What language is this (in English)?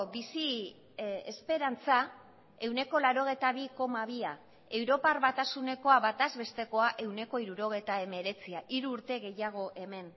Basque